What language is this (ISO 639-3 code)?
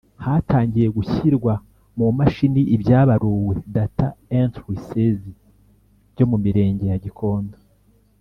kin